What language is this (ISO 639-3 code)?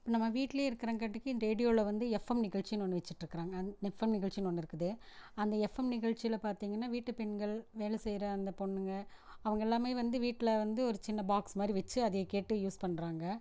tam